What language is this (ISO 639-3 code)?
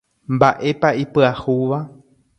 grn